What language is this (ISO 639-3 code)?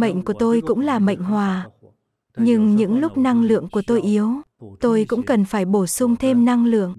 vie